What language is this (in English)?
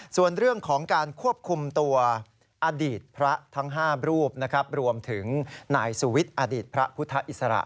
Thai